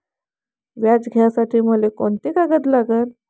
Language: Marathi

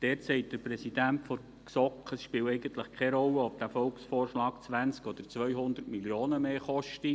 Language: Swiss German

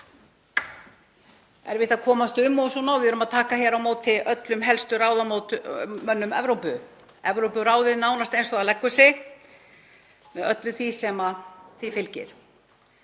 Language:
Icelandic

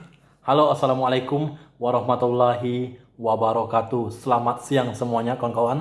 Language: Indonesian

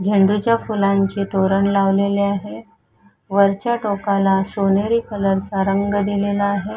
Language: Marathi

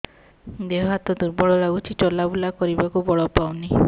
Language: Odia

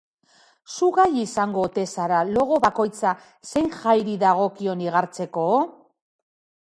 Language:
Basque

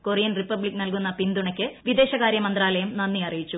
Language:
Malayalam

